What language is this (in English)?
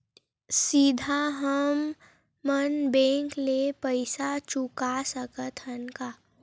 Chhattisgarhi